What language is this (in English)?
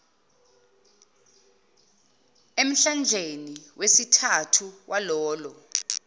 Zulu